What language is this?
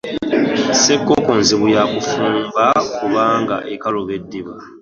Ganda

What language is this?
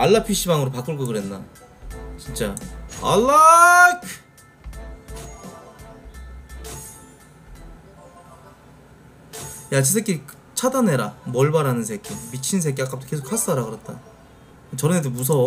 Korean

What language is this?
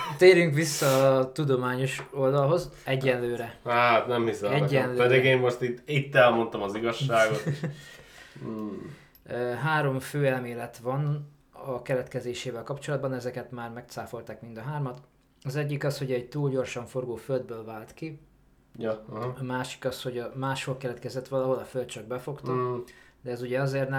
Hungarian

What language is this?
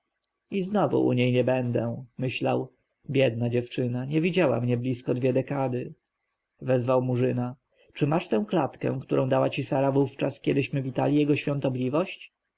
Polish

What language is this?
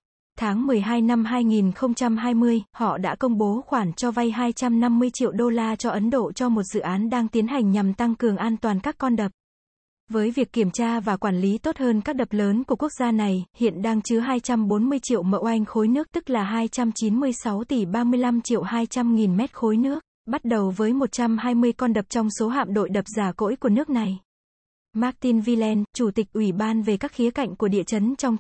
Vietnamese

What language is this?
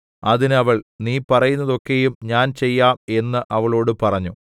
Malayalam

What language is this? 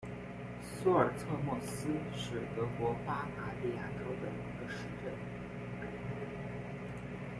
Chinese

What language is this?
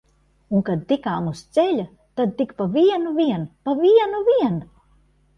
Latvian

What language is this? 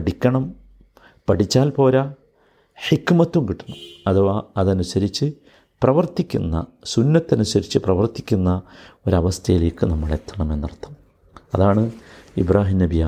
Malayalam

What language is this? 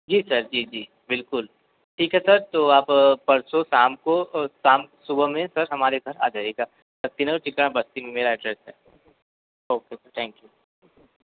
Hindi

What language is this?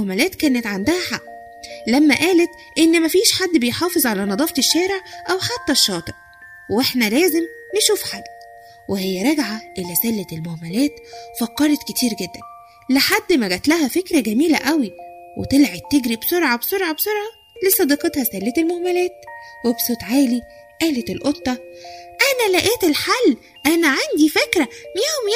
Arabic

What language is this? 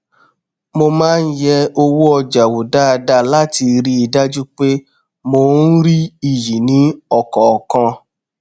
Yoruba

